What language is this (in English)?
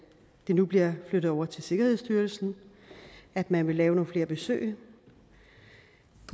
Danish